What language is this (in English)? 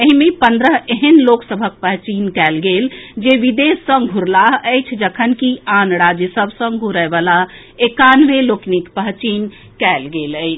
Maithili